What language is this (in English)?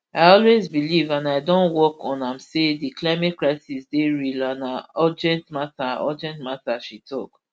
Nigerian Pidgin